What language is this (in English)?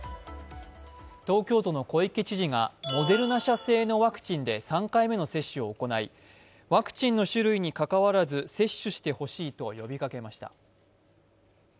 Japanese